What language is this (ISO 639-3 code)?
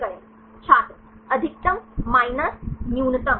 hin